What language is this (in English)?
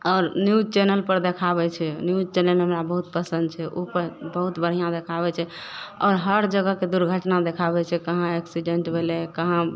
Maithili